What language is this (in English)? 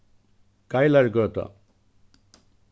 Faroese